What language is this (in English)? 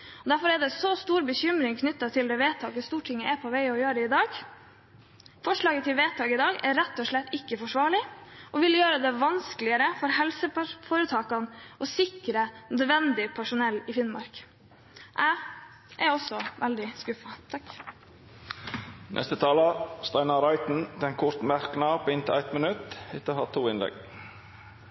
Norwegian